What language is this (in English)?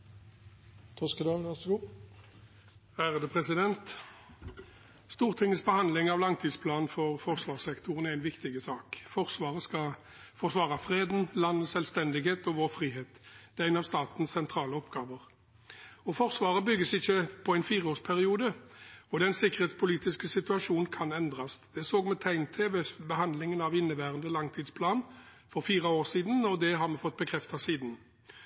Norwegian